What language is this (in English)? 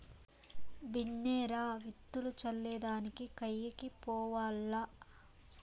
Telugu